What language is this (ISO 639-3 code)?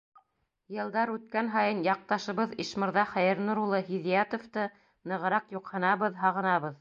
bak